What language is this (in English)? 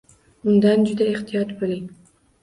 Uzbek